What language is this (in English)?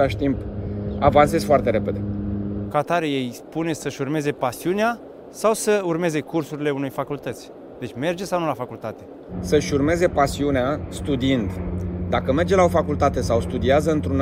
Romanian